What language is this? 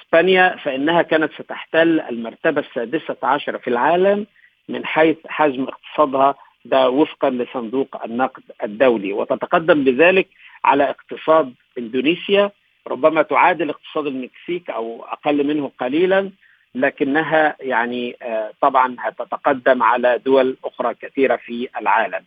Arabic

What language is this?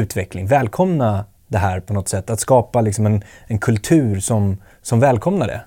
Swedish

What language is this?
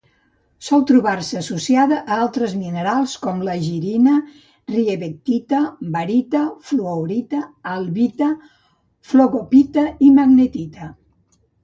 Catalan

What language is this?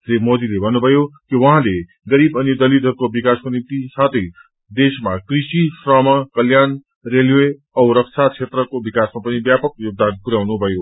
Nepali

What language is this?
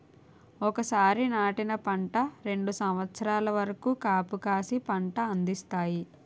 Telugu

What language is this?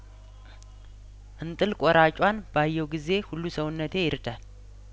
Amharic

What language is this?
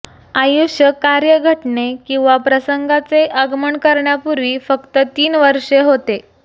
Marathi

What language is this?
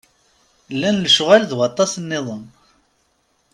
Kabyle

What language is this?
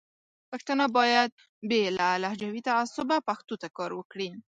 Pashto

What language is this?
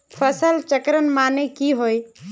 Magahi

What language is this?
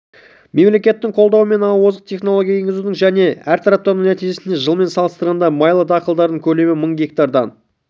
Kazakh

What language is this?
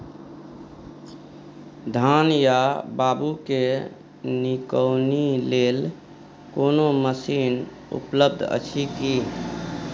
Maithili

